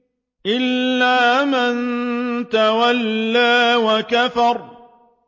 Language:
Arabic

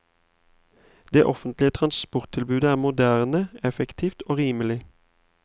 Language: Norwegian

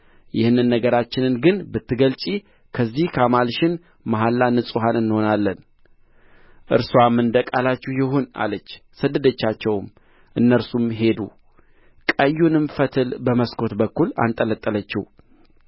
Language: Amharic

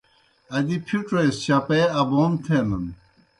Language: Kohistani Shina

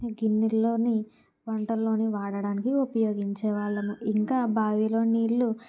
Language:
Telugu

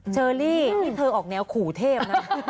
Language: Thai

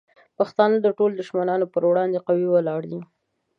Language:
Pashto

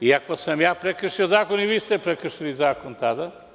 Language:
Serbian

